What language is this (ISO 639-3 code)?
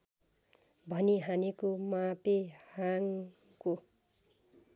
nep